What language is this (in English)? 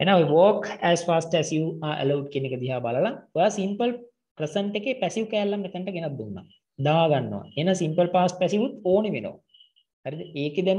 English